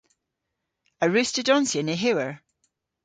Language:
Cornish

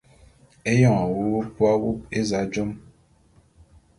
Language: Bulu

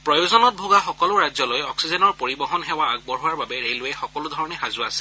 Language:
Assamese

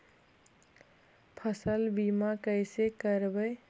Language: Magahi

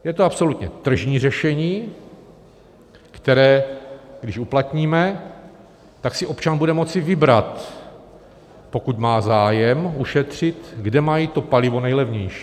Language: Czech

